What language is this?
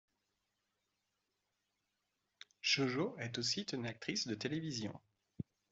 French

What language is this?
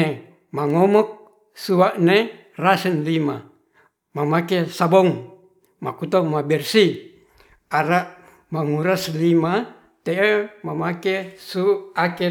Ratahan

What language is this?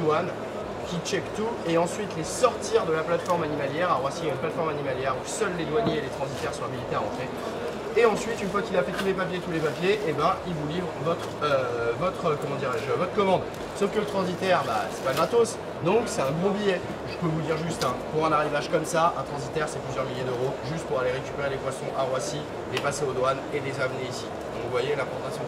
French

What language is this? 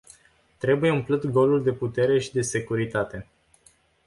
Romanian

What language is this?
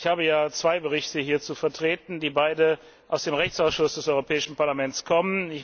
German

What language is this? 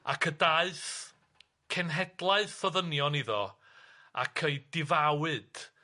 Welsh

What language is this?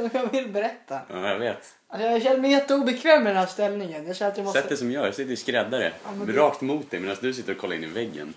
Swedish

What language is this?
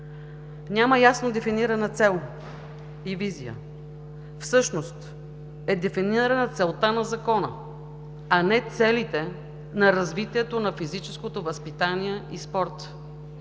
Bulgarian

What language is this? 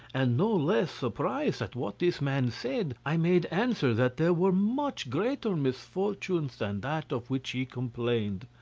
English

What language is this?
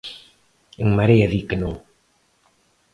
Galician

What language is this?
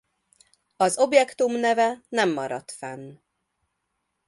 Hungarian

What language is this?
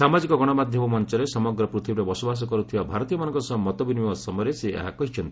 Odia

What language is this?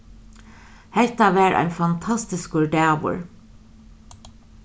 Faroese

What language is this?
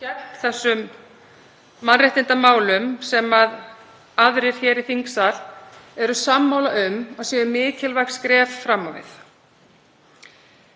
Icelandic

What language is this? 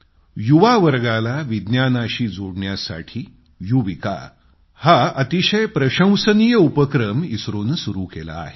Marathi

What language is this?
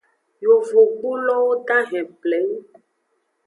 Aja (Benin)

